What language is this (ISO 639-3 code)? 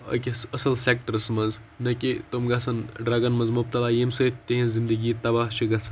kas